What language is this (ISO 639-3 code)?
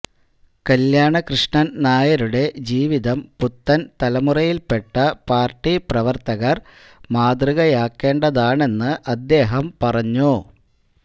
mal